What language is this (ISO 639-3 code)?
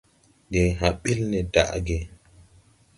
tui